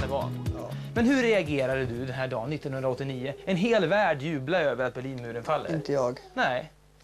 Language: Swedish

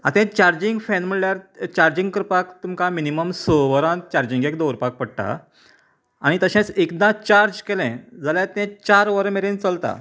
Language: Konkani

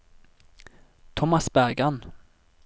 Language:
Norwegian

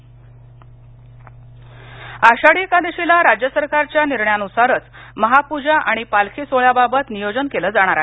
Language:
Marathi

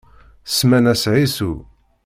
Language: Kabyle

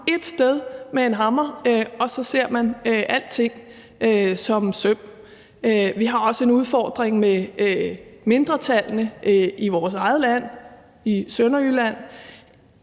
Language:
Danish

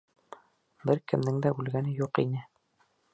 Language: Bashkir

